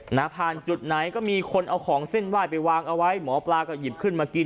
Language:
Thai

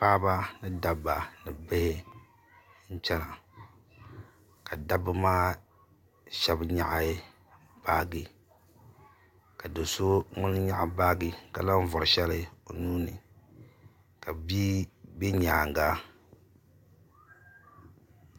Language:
Dagbani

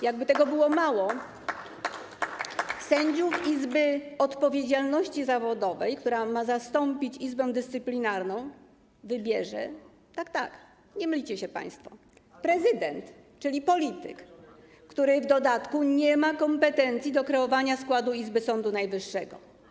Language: Polish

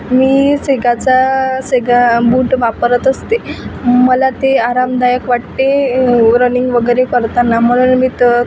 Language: Marathi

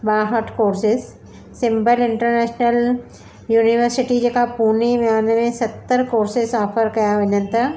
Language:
Sindhi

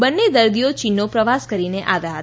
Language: Gujarati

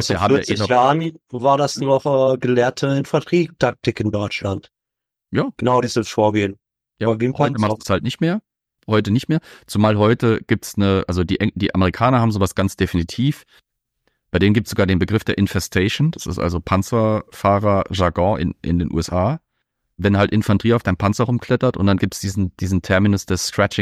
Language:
German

